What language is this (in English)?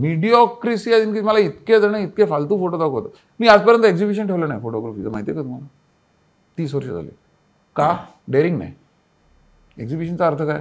Marathi